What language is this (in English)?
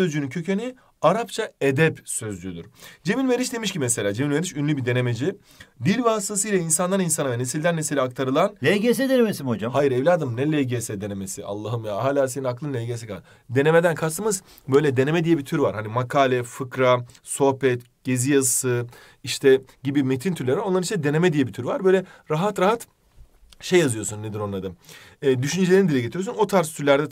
Turkish